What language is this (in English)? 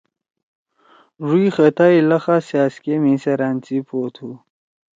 Torwali